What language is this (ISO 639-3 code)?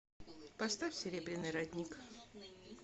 rus